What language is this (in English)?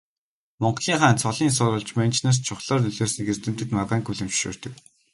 Mongolian